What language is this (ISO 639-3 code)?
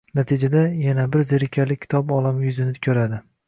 uzb